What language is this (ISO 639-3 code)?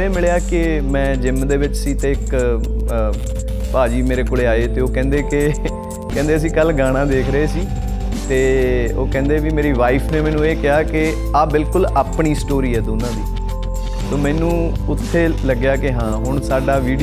pan